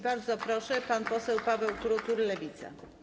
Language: Polish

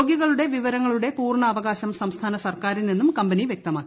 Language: Malayalam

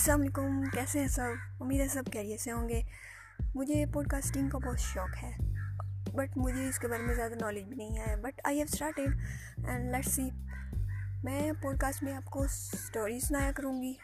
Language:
Urdu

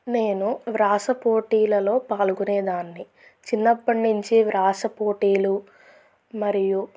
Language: Telugu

